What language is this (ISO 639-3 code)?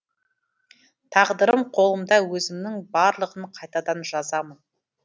kaz